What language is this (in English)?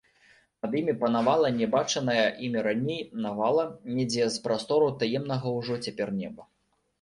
Belarusian